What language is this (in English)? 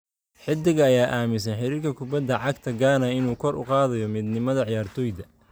Somali